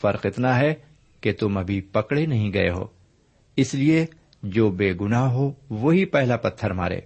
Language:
Urdu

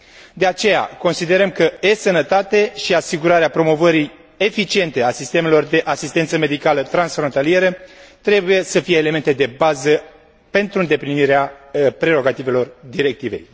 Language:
Romanian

